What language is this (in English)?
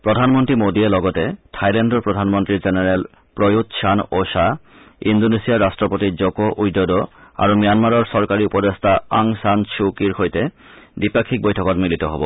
Assamese